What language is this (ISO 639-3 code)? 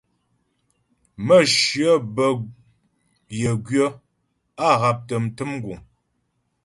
bbj